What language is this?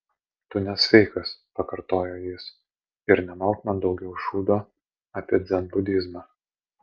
Lithuanian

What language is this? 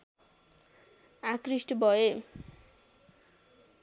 Nepali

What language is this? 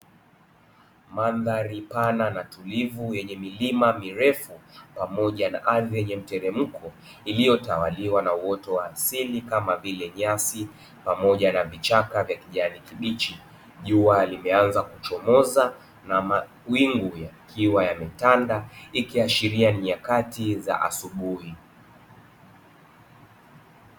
Swahili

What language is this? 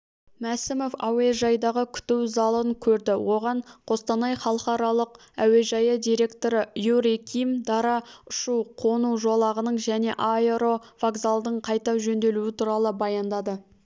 Kazakh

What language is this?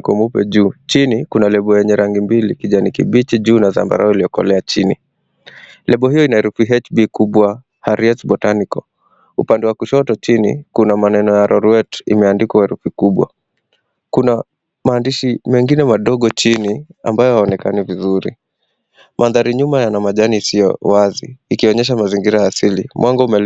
Swahili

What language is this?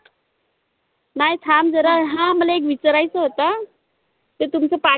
Marathi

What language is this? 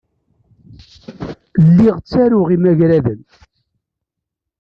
Kabyle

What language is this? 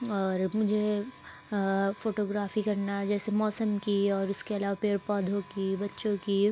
Urdu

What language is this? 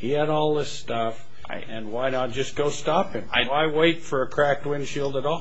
English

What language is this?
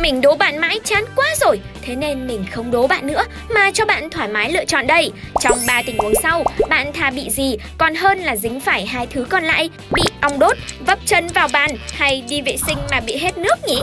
Vietnamese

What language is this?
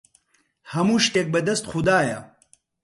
Central Kurdish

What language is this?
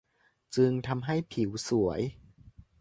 Thai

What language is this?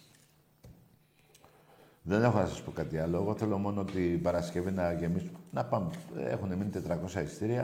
Greek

